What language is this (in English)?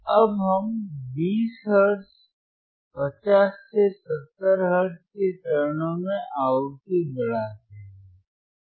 Hindi